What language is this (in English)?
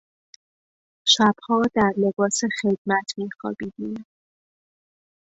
Persian